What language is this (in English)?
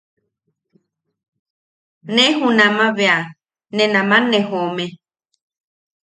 Yaqui